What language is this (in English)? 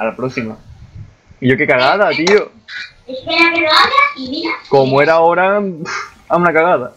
Spanish